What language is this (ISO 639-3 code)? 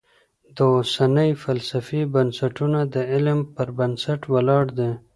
pus